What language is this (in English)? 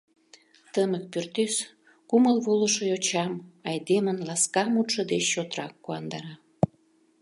Mari